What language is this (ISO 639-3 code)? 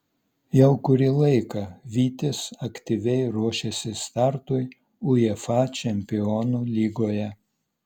lit